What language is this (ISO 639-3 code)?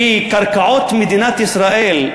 heb